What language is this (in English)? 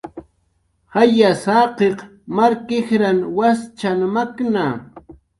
Jaqaru